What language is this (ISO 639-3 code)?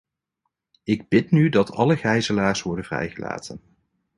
nld